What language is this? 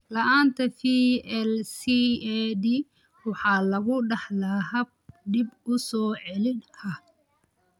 Somali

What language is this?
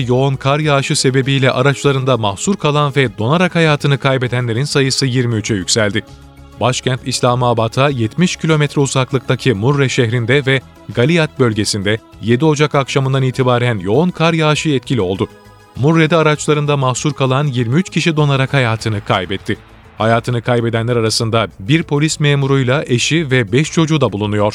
Turkish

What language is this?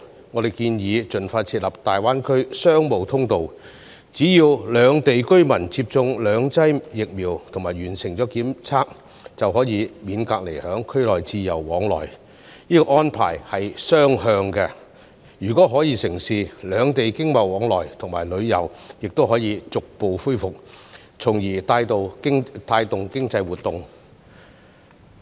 Cantonese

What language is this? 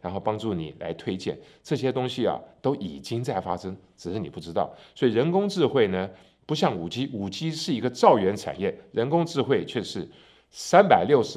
Chinese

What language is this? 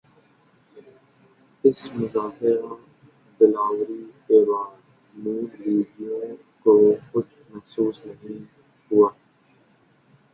Urdu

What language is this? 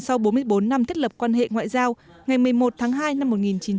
Vietnamese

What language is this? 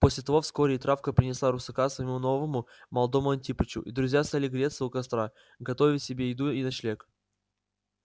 Russian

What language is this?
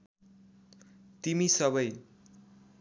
Nepali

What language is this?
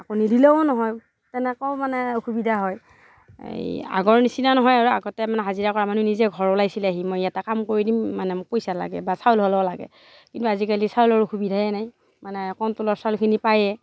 Assamese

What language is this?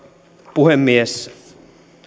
Finnish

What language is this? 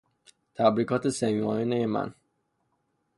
Persian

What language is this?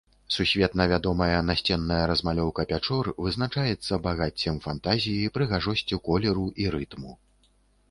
Belarusian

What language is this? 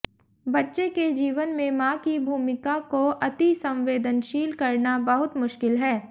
Hindi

